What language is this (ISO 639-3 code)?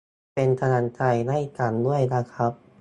tha